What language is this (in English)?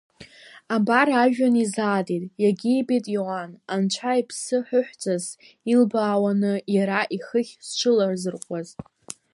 Abkhazian